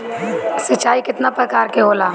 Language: Bhojpuri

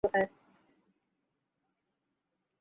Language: Bangla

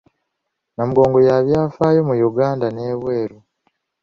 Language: Ganda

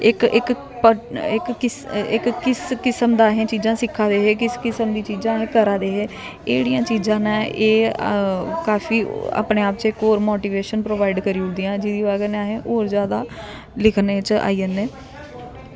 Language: Dogri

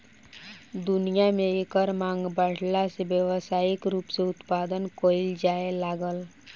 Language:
Bhojpuri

